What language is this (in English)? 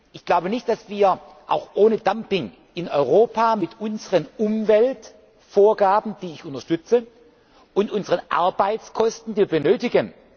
German